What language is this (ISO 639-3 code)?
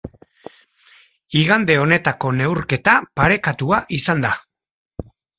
eus